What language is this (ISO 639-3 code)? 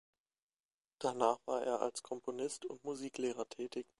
deu